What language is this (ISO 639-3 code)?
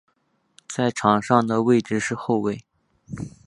zho